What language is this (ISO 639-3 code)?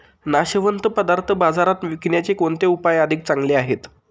mar